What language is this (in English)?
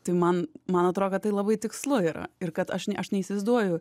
Lithuanian